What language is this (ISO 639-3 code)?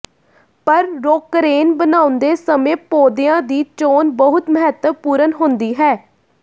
pan